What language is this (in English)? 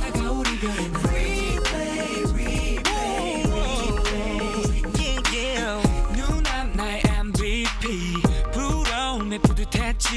Italian